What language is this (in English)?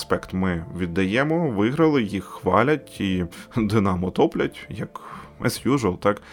Ukrainian